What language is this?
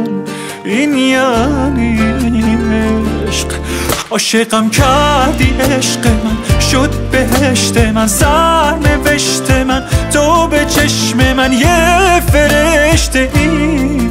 Persian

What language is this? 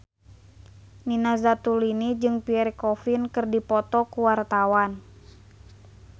Sundanese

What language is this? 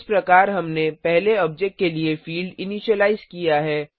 Hindi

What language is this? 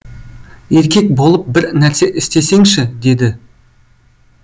Kazakh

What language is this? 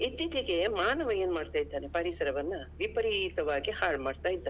Kannada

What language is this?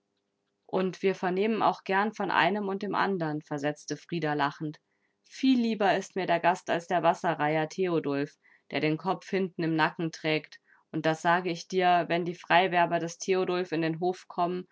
German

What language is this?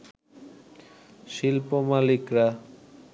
Bangla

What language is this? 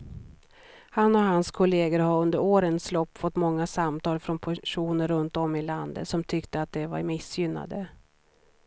Swedish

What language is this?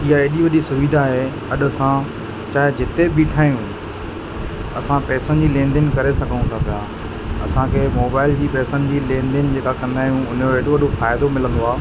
Sindhi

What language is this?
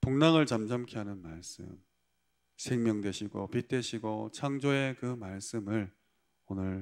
Korean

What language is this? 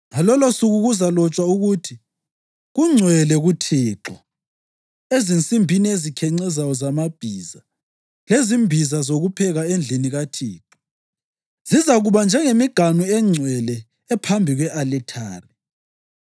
North Ndebele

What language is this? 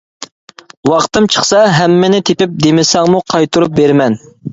Uyghur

